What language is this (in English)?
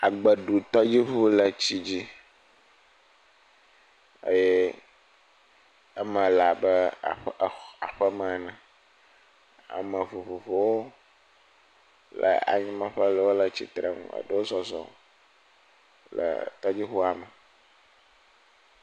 Ewe